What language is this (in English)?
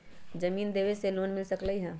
Magahi